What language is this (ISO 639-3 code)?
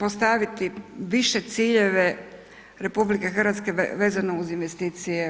hrv